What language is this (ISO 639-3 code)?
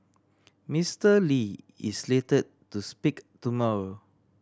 eng